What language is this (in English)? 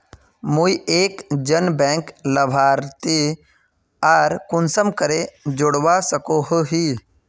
Magahi